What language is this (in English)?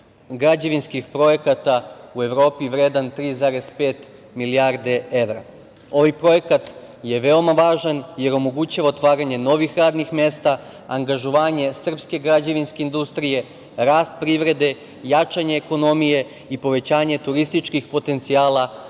Serbian